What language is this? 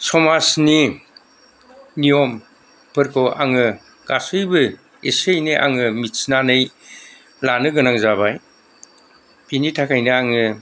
Bodo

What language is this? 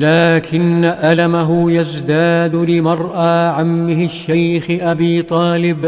Arabic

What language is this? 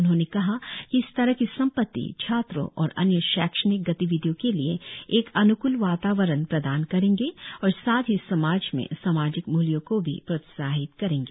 Hindi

